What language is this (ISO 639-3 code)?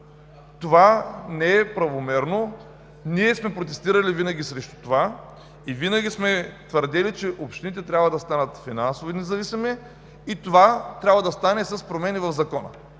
bul